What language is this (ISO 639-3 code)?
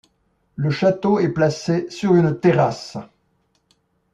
fra